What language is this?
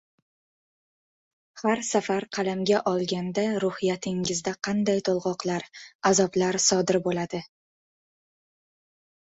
Uzbek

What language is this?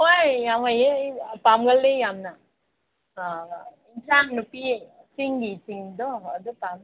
Manipuri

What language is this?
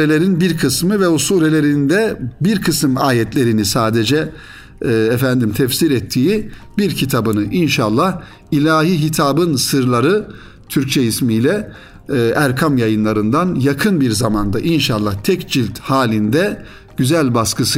Turkish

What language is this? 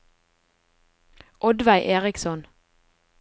Norwegian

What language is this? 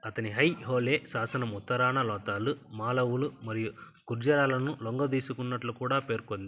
Telugu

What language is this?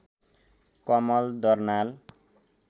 Nepali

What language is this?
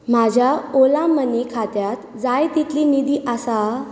Konkani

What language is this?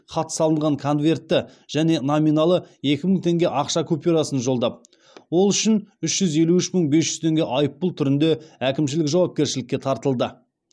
Kazakh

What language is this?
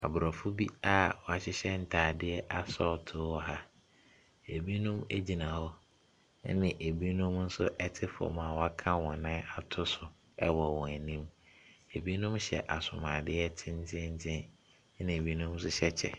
Akan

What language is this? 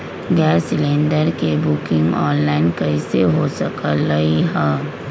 Magahi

